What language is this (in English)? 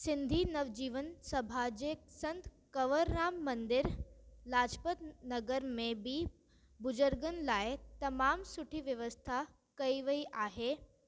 Sindhi